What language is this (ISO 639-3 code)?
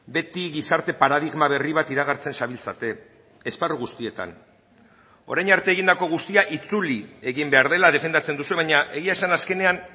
eus